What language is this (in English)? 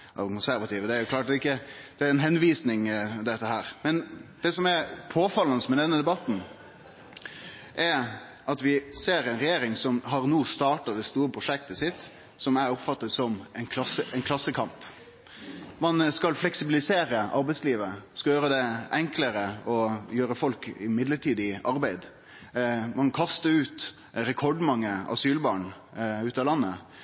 Norwegian Nynorsk